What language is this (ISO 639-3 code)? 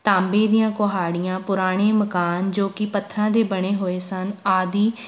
pan